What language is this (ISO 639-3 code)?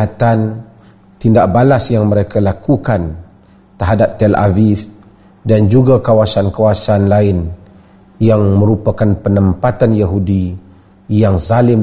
msa